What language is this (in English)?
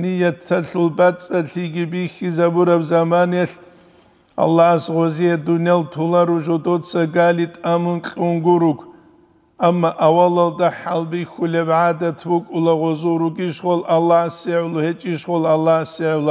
Arabic